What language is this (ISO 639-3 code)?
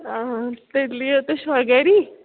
kas